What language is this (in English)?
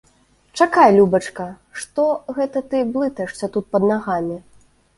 Belarusian